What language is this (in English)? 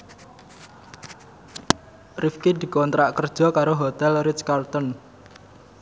Javanese